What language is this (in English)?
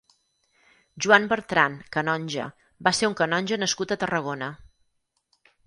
Catalan